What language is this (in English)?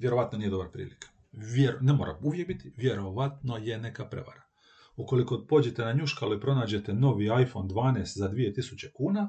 Croatian